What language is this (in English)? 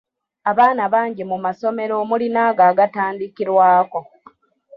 Ganda